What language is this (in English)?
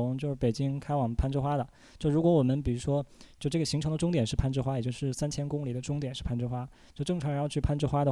Chinese